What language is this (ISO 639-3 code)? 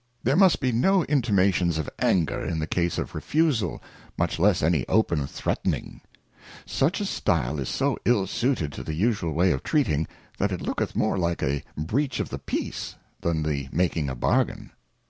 eng